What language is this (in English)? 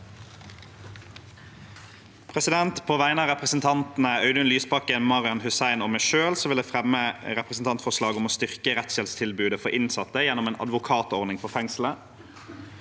Norwegian